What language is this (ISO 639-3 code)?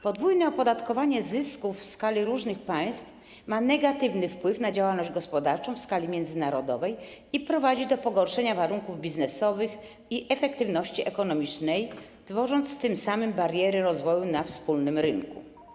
pol